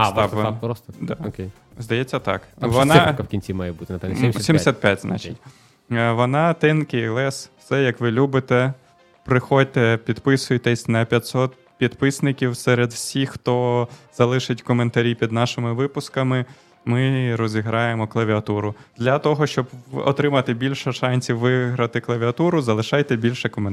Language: Ukrainian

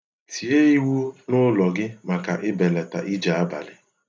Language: Igbo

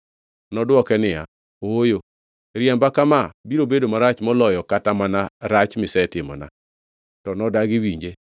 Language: Luo (Kenya and Tanzania)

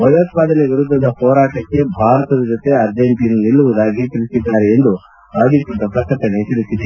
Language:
Kannada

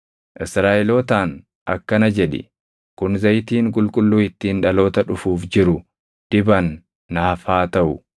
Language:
Oromo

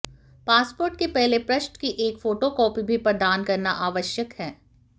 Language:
Hindi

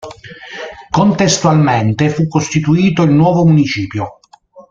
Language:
Italian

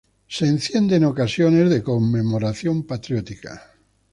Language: Spanish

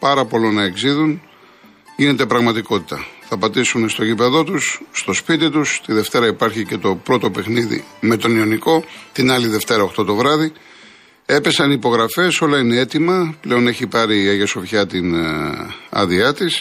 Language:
Greek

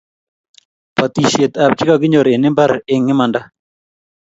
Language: Kalenjin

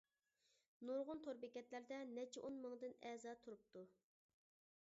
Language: Uyghur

